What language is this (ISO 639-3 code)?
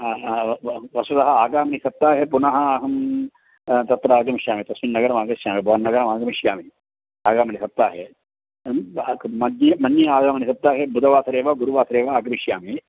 san